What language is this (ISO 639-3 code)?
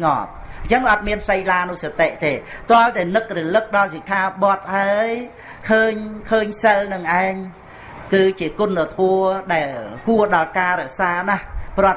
vie